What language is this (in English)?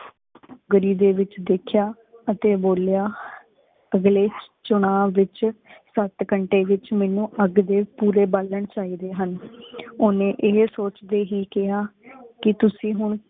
Punjabi